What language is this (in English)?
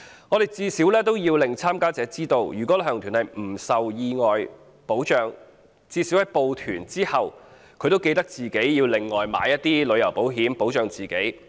Cantonese